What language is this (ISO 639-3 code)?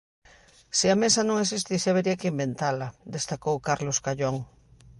glg